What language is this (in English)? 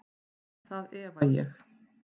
Icelandic